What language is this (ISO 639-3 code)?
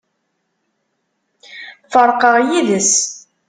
kab